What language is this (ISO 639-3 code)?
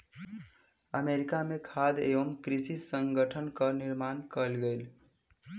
mai